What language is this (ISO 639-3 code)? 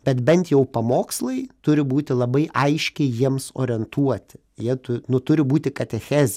lit